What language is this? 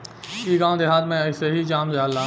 Bhojpuri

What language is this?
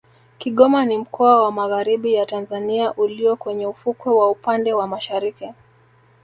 Swahili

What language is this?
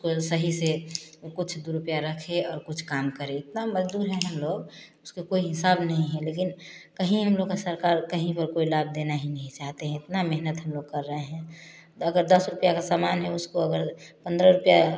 Hindi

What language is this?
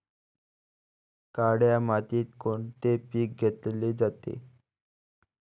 Marathi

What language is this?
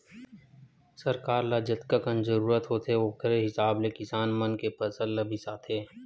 Chhattisgarhi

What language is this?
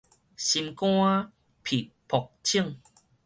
Min Nan Chinese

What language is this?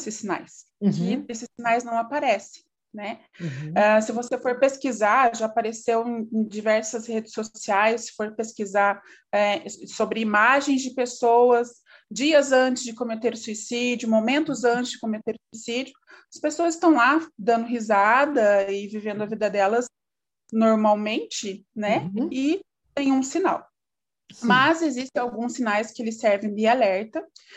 Portuguese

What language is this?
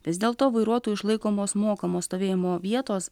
Lithuanian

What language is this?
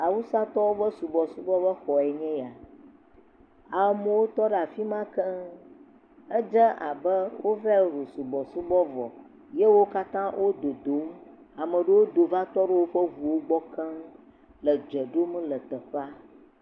Ewe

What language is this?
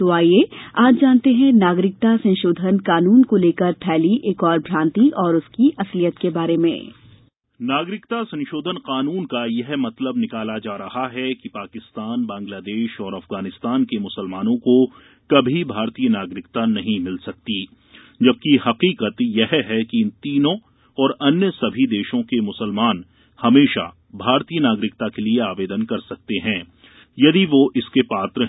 Hindi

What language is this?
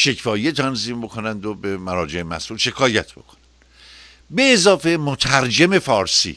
Persian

